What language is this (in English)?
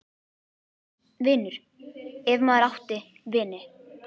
Icelandic